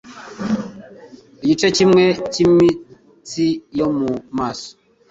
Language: Kinyarwanda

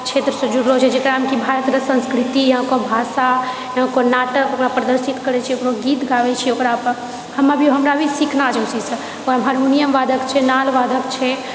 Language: Maithili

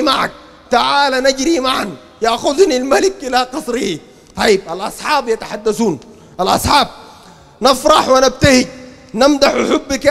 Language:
Arabic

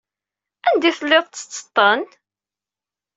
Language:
Kabyle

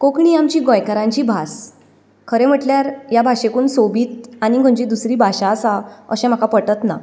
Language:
Konkani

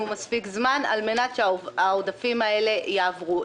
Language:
Hebrew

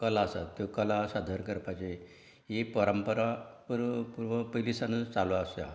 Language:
Konkani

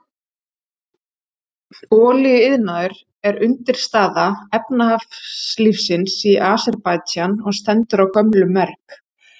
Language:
Icelandic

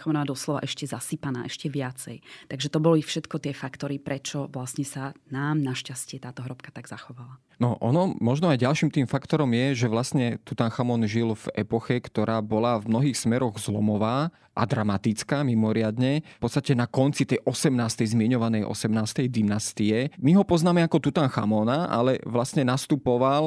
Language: Slovak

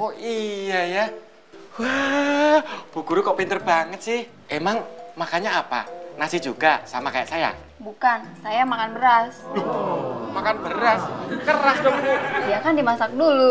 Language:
Indonesian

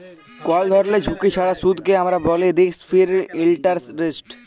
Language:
Bangla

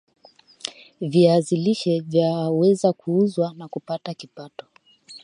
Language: Swahili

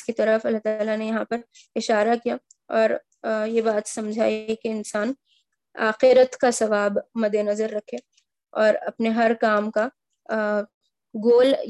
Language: Urdu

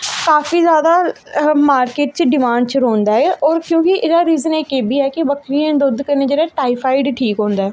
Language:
Dogri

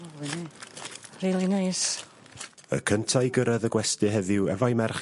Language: Welsh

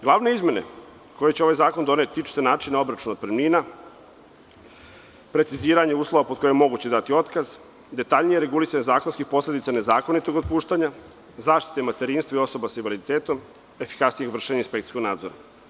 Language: Serbian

